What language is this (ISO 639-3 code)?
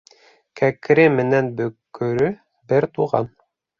bak